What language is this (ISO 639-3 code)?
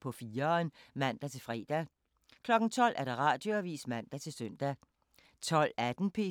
dan